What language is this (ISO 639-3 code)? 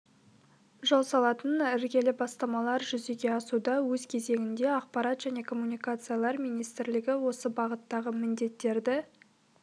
kaz